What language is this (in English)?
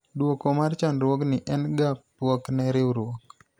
Luo (Kenya and Tanzania)